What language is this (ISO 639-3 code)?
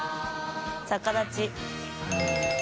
jpn